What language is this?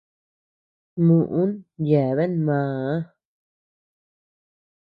Tepeuxila Cuicatec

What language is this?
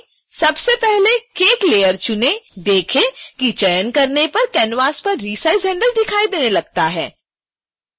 Hindi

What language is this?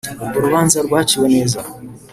Kinyarwanda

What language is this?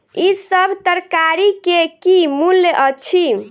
Maithili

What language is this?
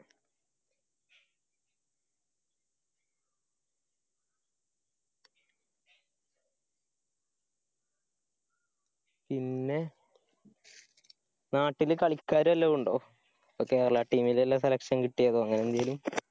Malayalam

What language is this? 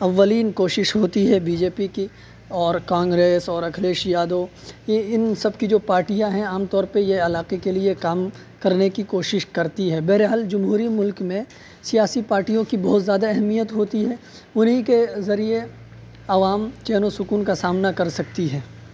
Urdu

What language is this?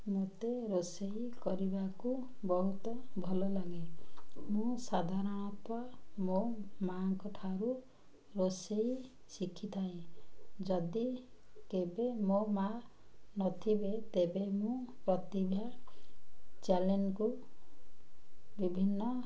Odia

